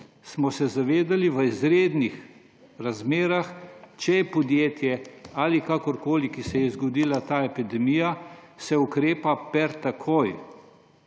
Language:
Slovenian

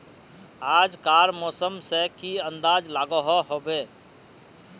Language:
Magahi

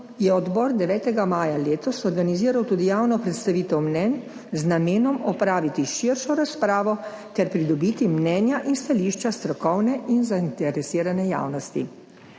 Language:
Slovenian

